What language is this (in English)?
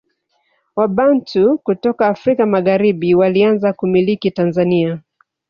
Swahili